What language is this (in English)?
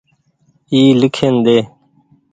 Goaria